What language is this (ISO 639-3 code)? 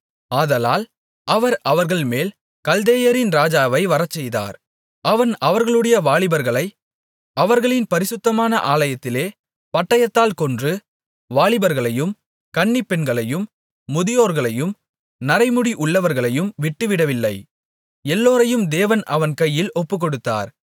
tam